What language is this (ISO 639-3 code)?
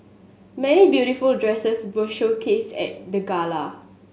eng